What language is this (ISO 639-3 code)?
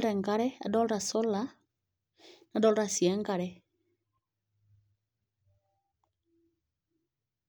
mas